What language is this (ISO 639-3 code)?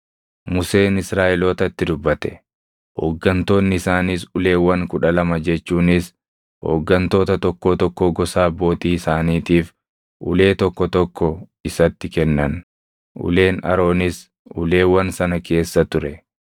orm